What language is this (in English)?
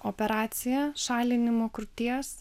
Lithuanian